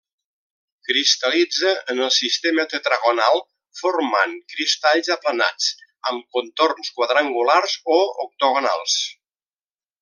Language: Catalan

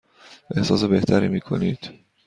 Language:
Persian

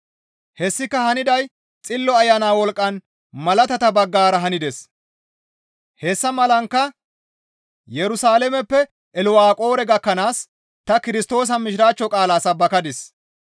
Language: Gamo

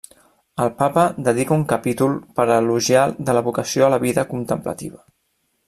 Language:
Catalan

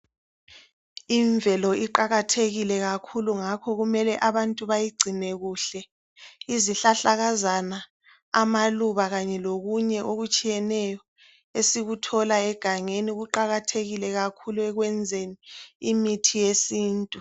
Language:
North Ndebele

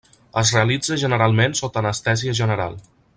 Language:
Catalan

